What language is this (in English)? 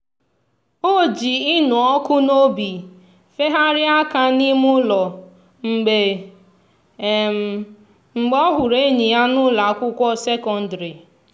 Igbo